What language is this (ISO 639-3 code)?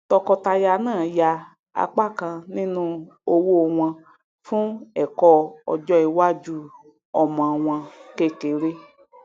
yor